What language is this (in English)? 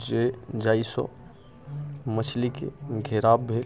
Maithili